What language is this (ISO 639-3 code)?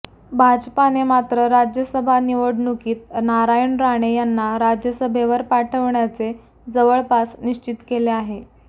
mar